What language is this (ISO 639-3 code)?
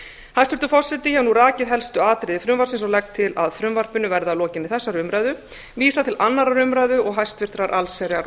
isl